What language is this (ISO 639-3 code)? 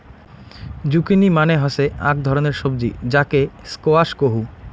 ben